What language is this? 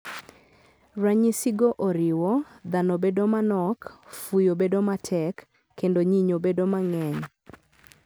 Luo (Kenya and Tanzania)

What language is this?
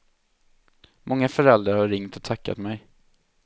Swedish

